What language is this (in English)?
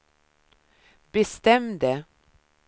Swedish